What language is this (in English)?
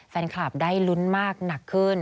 Thai